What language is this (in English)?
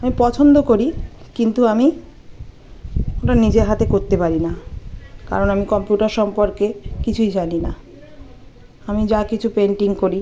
Bangla